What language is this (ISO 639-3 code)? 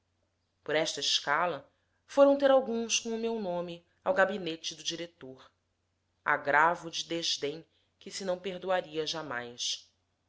por